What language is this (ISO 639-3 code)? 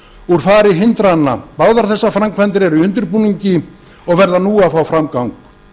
isl